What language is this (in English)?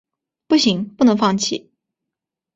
Chinese